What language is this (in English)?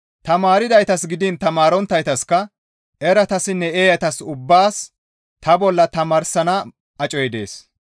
Gamo